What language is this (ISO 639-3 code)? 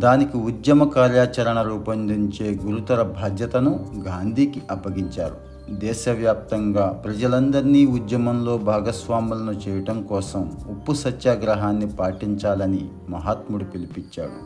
tel